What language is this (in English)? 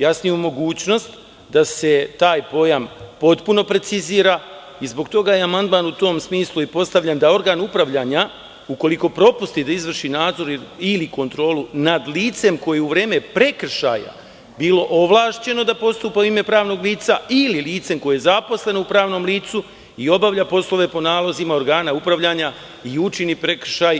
Serbian